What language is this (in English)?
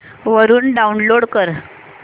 Marathi